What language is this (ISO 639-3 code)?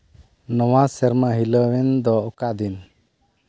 sat